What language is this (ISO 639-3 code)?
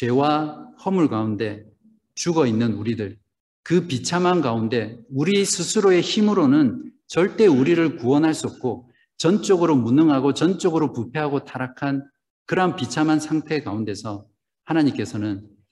kor